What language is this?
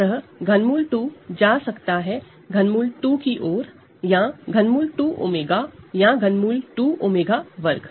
Hindi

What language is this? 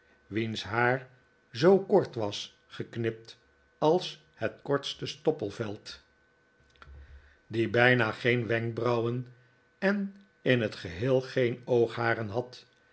Dutch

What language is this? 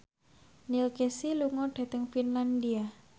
Javanese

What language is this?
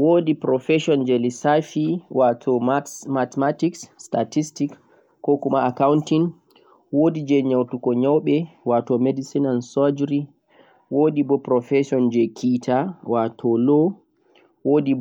Central-Eastern Niger Fulfulde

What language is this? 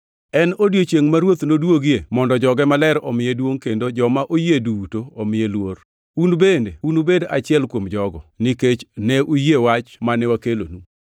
Luo (Kenya and Tanzania)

